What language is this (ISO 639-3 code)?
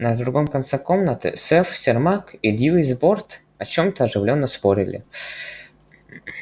rus